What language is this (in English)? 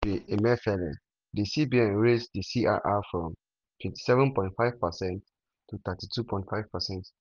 Nigerian Pidgin